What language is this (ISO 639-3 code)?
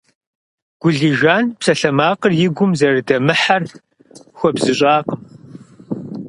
kbd